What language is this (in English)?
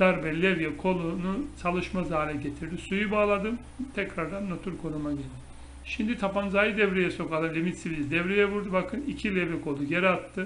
Turkish